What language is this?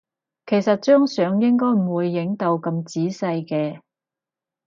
Cantonese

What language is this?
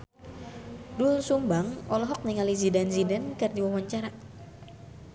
Sundanese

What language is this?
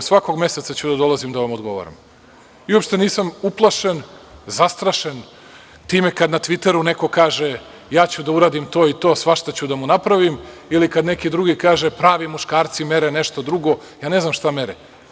Serbian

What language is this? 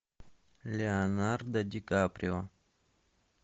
Russian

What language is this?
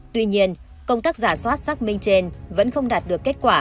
Vietnamese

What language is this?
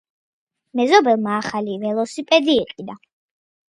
Georgian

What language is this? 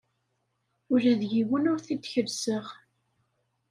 Kabyle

